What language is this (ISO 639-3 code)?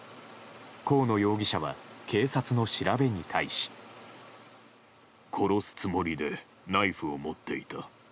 jpn